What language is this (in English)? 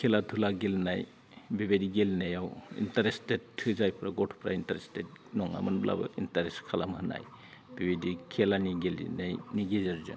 Bodo